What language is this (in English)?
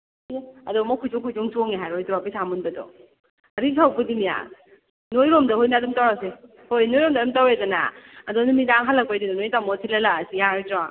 Manipuri